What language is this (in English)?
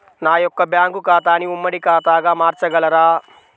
Telugu